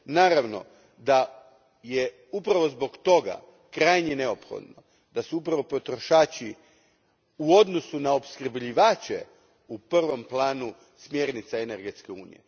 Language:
Croatian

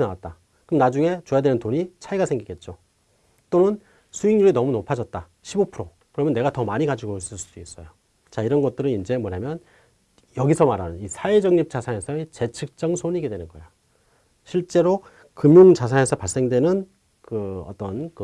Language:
Korean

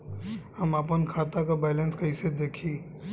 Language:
Bhojpuri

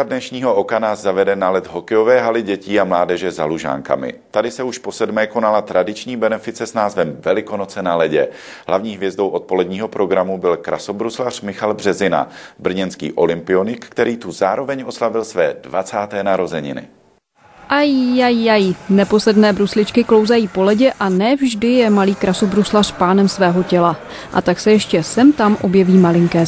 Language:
Czech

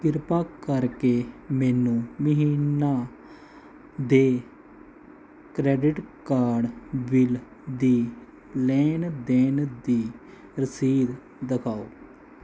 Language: Punjabi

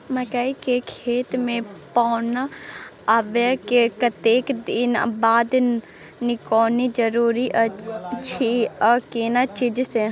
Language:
Maithili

